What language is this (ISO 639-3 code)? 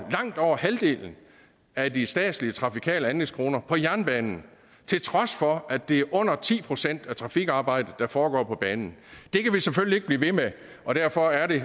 dan